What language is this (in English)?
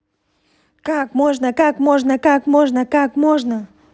Russian